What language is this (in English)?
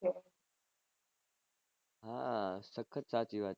Gujarati